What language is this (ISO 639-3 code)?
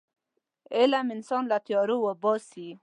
pus